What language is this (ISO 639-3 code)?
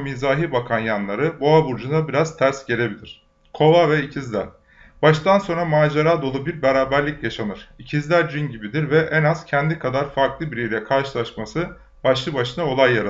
tur